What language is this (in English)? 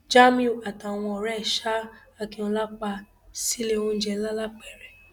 Yoruba